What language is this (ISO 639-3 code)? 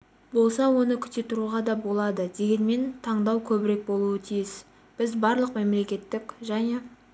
kaz